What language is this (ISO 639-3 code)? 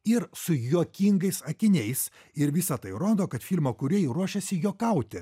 lit